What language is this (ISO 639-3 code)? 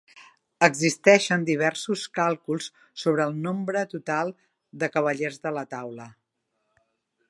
cat